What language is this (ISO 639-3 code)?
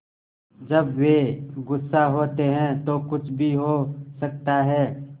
hin